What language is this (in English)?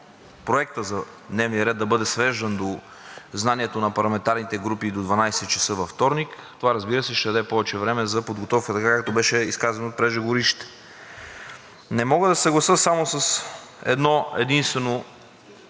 Bulgarian